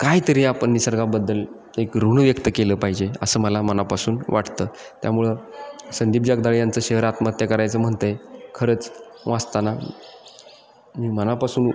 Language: Marathi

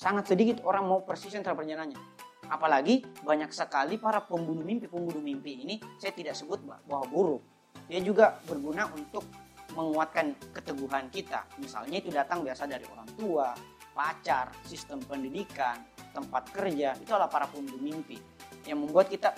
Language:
Indonesian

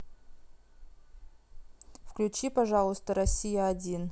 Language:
Russian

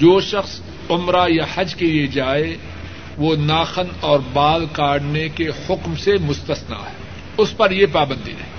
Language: Urdu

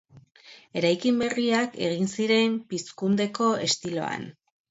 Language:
Basque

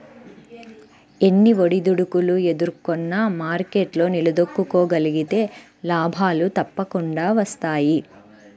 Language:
Telugu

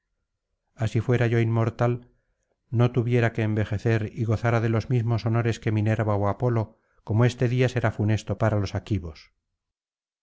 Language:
Spanish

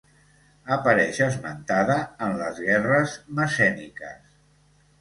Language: Catalan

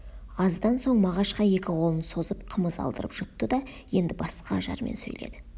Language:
Kazakh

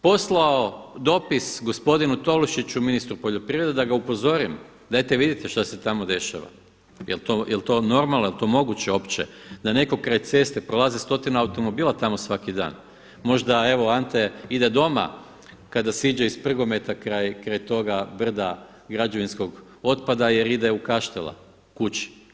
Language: Croatian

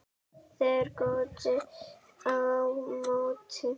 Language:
Icelandic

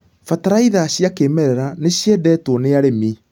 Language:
Kikuyu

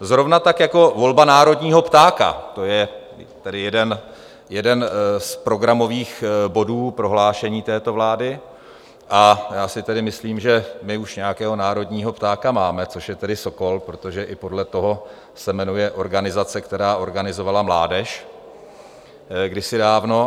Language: Czech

